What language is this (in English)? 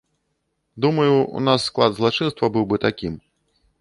Belarusian